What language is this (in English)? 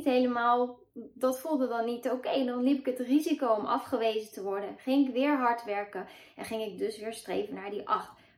Dutch